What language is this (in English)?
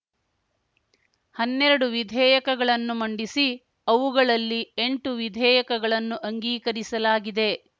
Kannada